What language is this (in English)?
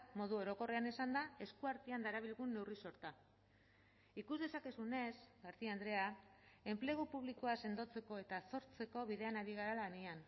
Basque